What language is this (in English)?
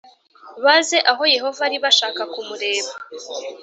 Kinyarwanda